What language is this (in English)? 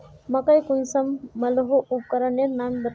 Magahi